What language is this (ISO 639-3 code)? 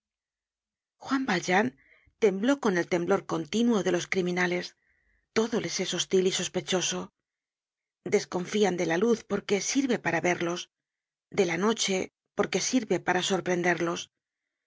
spa